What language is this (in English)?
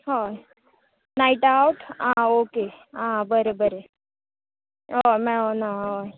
Konkani